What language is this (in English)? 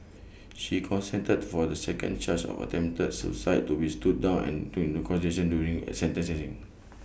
English